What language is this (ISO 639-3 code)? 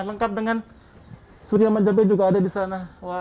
ind